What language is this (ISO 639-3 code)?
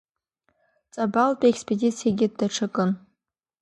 abk